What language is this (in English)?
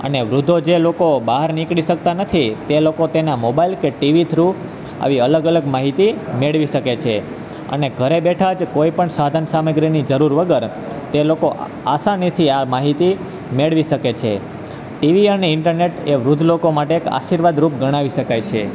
Gujarati